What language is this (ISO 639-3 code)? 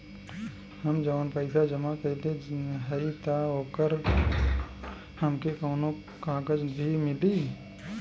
bho